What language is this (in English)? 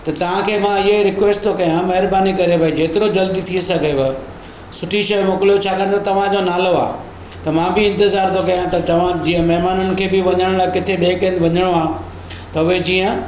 Sindhi